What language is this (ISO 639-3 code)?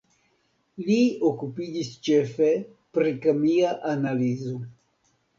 epo